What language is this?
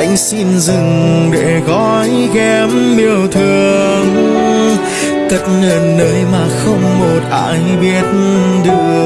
Vietnamese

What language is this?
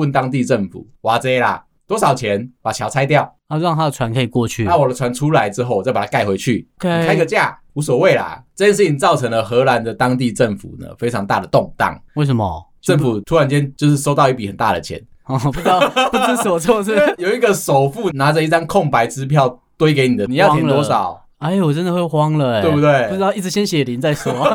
Chinese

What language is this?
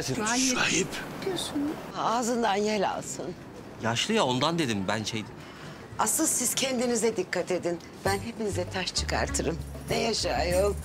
Turkish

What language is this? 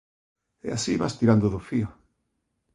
Galician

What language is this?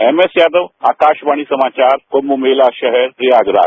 Hindi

